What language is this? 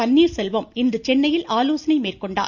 Tamil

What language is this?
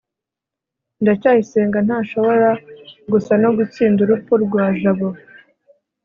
Kinyarwanda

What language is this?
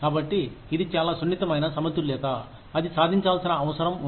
Telugu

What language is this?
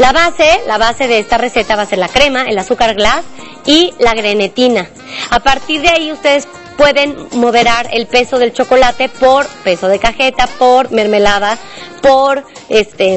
Spanish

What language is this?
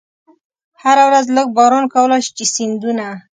Pashto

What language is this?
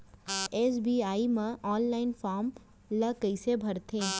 Chhattisgarhi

